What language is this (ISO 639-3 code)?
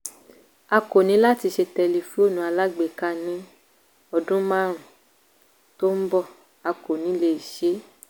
yor